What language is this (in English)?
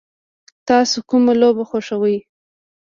Pashto